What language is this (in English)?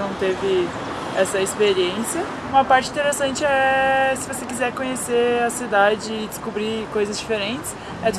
Portuguese